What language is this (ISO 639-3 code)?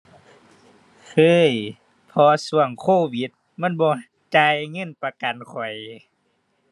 tha